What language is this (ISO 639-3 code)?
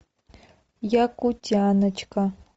rus